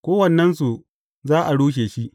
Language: Hausa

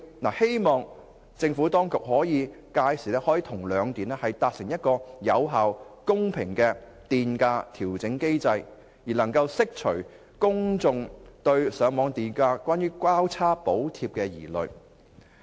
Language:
Cantonese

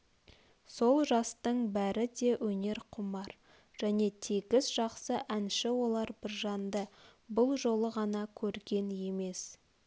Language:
Kazakh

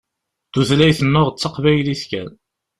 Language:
Kabyle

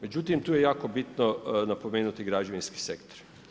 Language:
Croatian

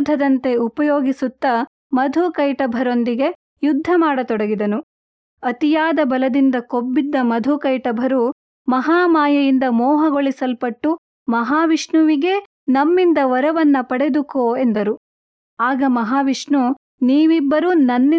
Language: Kannada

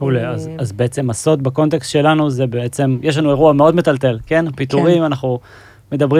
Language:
Hebrew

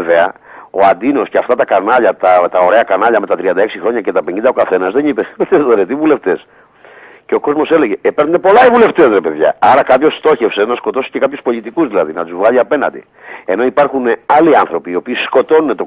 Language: Greek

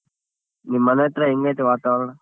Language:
Kannada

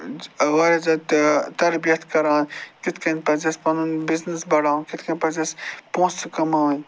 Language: Kashmiri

